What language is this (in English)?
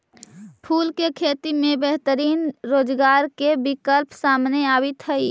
Magahi